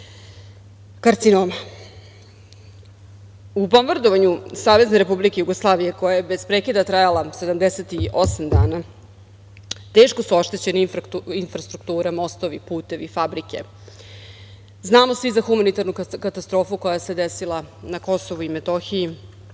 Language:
Serbian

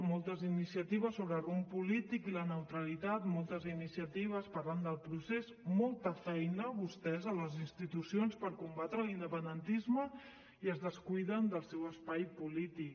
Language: Catalan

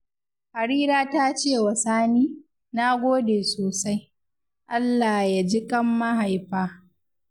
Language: Hausa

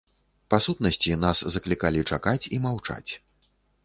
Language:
Belarusian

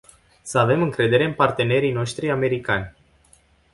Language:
Romanian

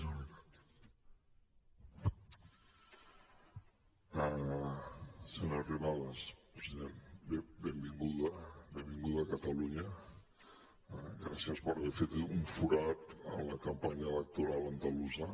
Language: Catalan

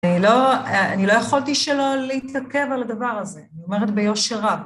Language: Hebrew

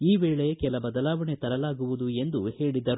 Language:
Kannada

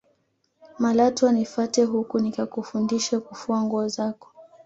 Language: Swahili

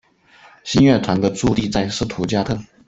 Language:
Chinese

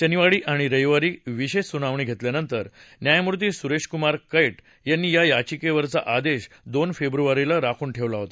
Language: Marathi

